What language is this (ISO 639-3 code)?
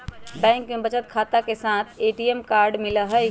mag